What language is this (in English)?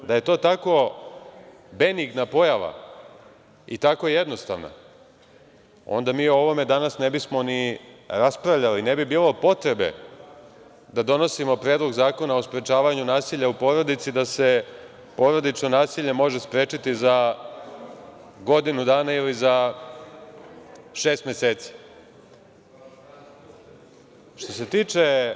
Serbian